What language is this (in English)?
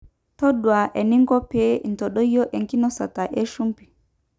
Masai